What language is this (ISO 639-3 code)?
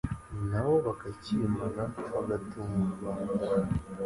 kin